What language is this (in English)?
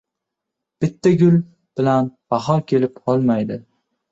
Uzbek